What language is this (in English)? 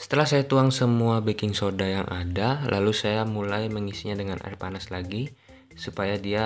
Indonesian